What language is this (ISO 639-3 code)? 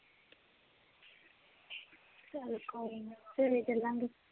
pan